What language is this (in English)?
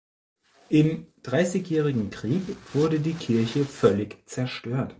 German